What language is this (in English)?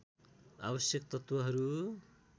Nepali